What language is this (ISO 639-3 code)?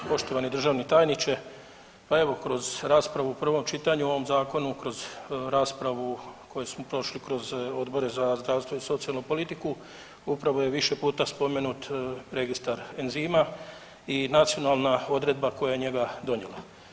hrv